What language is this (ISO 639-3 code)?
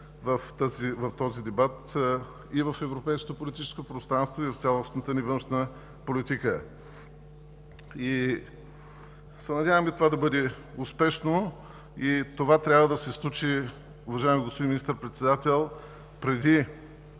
bul